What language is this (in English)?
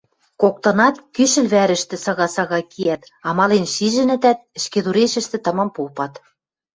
Western Mari